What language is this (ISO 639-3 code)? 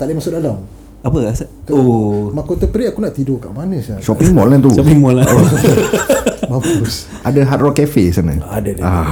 msa